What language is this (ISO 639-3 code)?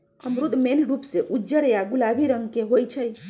mag